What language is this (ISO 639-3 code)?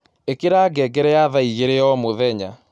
kik